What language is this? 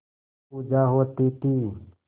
Hindi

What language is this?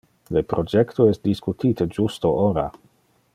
Interlingua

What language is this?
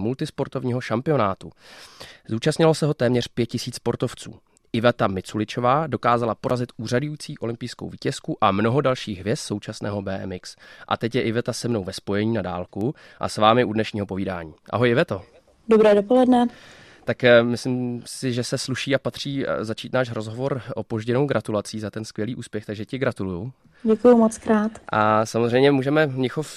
Czech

